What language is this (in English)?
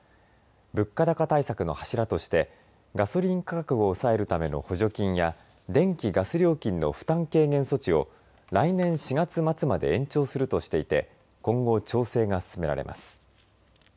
Japanese